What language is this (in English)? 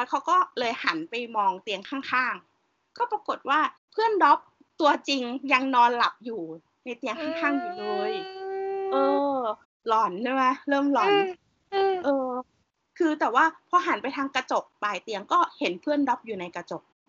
Thai